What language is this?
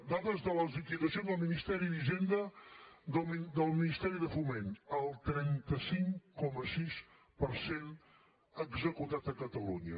Catalan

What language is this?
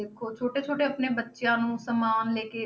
Punjabi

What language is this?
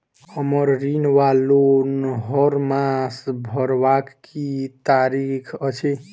Maithili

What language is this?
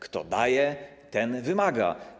Polish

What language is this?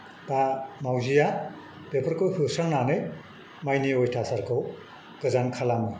Bodo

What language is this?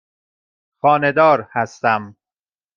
Persian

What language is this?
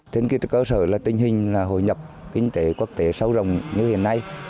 Vietnamese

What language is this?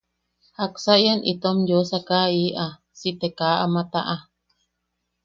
Yaqui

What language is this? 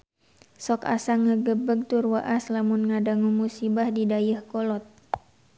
Sundanese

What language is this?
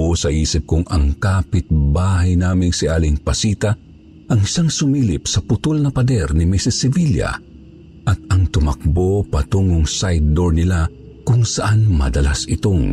Filipino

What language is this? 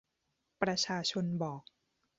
Thai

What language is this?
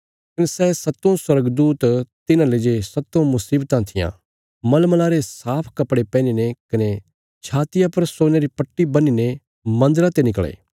Bilaspuri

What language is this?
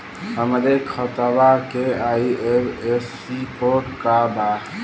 Bhojpuri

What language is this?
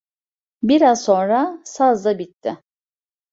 Turkish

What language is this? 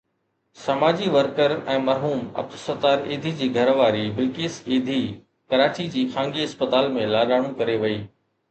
Sindhi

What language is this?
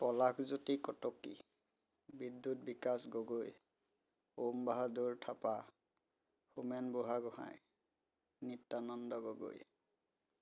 Assamese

